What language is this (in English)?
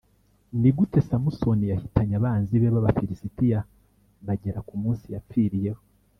Kinyarwanda